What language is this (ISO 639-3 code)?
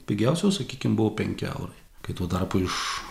lit